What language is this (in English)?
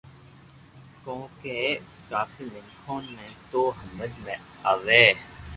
Loarki